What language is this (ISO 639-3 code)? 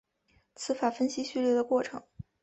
zho